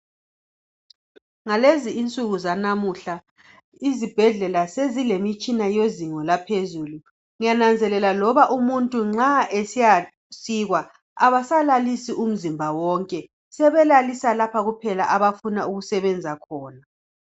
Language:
North Ndebele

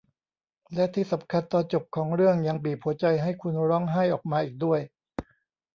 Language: Thai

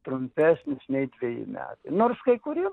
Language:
Lithuanian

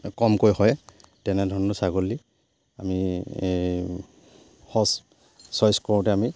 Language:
Assamese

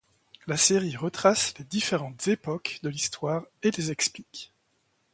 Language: French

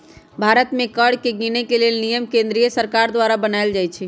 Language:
Magahi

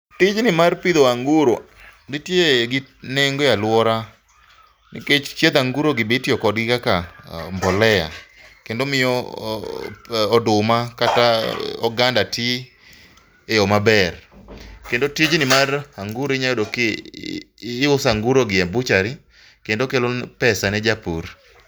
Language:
Luo (Kenya and Tanzania)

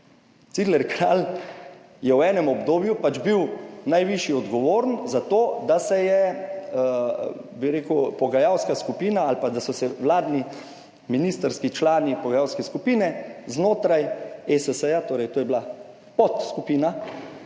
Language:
Slovenian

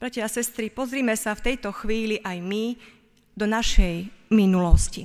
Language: Slovak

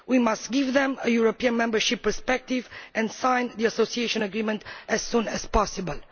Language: English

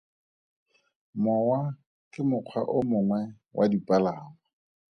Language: Tswana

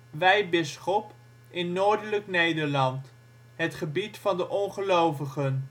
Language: Dutch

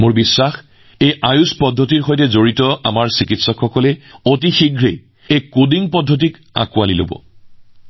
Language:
Assamese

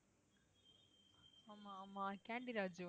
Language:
Tamil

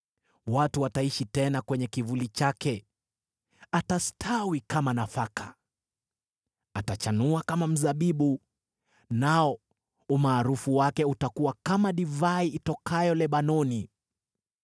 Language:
Swahili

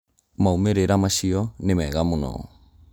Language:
Kikuyu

